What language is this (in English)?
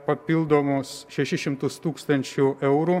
Lithuanian